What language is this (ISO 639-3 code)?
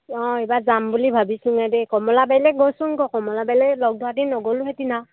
asm